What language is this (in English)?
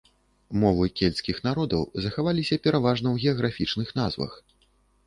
Belarusian